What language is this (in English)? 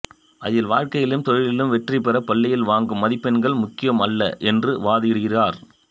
Tamil